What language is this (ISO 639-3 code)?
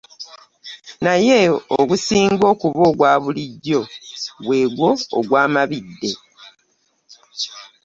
lug